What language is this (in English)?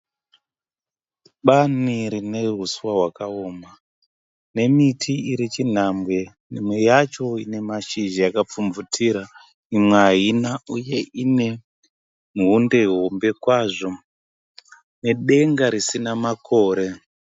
Shona